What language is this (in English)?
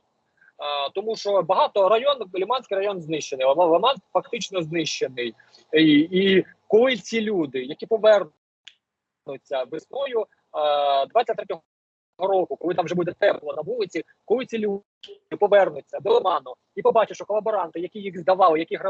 Ukrainian